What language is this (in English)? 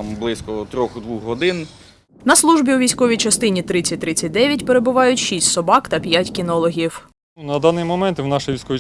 Ukrainian